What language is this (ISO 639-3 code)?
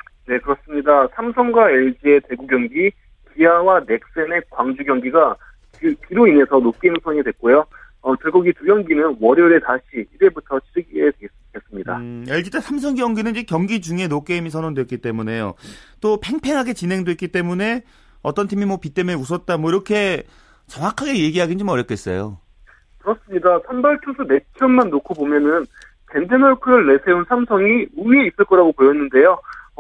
kor